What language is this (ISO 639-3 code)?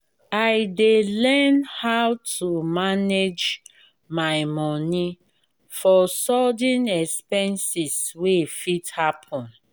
pcm